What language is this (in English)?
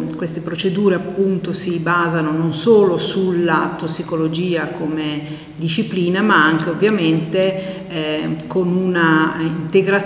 Italian